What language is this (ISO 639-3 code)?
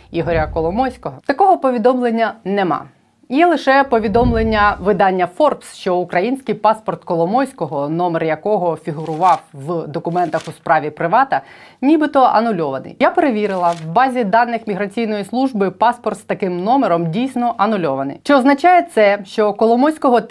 ukr